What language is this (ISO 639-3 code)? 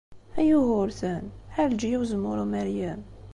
kab